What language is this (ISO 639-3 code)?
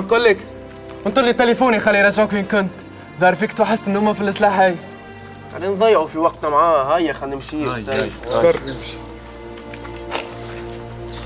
ara